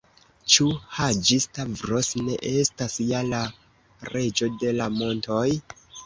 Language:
Esperanto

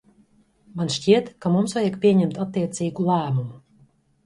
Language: Latvian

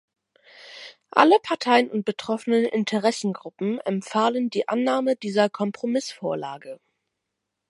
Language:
German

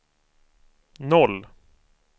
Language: Swedish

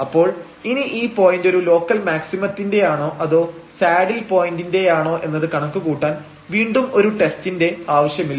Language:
Malayalam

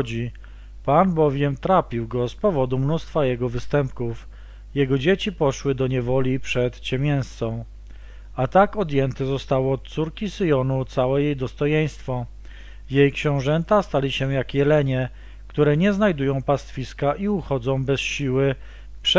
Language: Polish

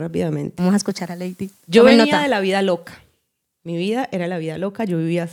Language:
Spanish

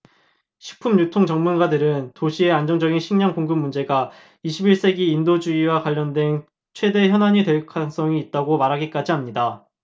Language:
Korean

